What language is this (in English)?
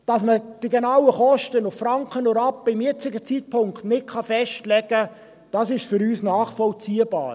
Swiss German